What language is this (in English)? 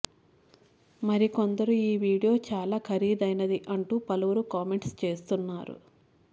Telugu